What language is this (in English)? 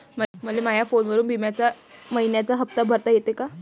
Marathi